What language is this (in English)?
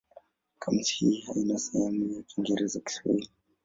Swahili